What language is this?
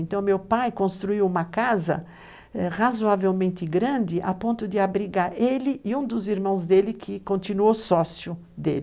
Portuguese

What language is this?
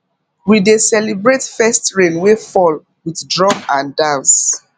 Nigerian Pidgin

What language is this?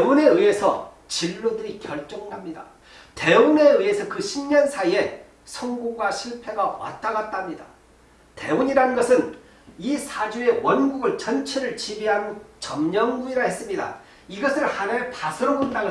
Korean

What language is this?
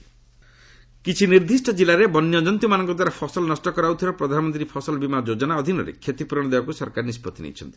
Odia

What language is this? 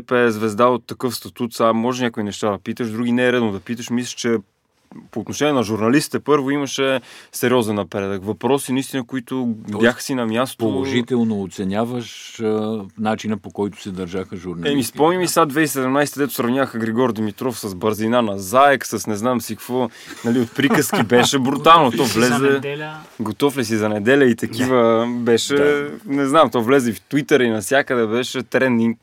Bulgarian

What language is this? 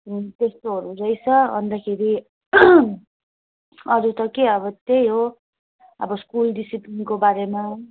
Nepali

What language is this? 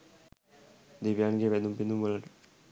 Sinhala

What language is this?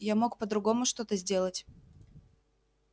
Russian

